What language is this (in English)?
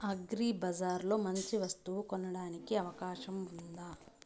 Telugu